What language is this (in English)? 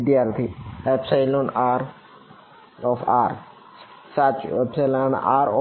Gujarati